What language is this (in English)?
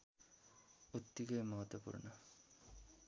Nepali